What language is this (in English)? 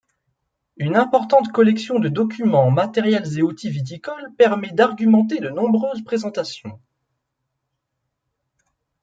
French